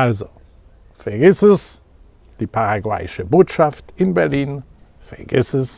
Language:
German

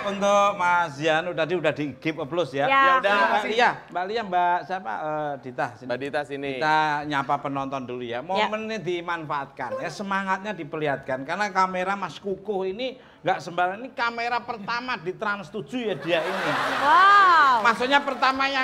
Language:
Indonesian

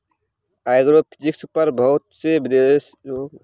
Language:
Hindi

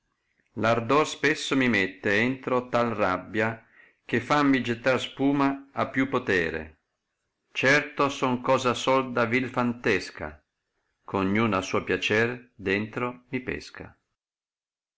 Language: Italian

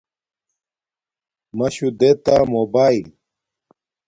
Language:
Domaaki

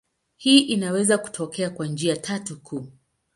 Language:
Swahili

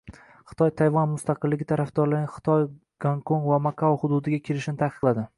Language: Uzbek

